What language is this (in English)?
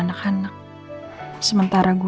Indonesian